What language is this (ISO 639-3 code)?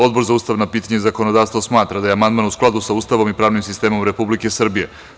srp